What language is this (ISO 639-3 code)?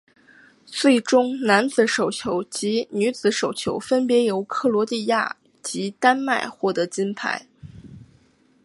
zho